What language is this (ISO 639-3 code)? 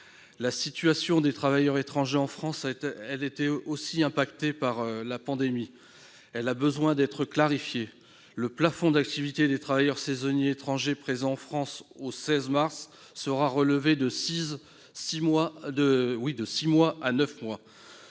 fra